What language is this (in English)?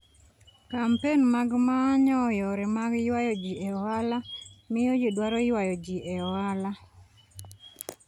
Luo (Kenya and Tanzania)